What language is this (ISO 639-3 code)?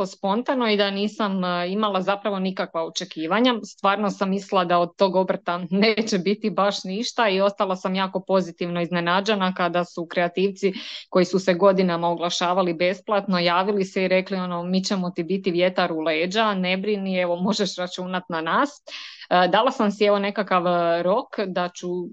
hrv